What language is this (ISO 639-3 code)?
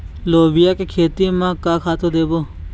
hne